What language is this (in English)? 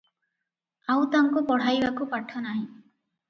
Odia